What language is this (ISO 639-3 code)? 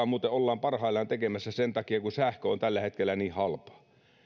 fin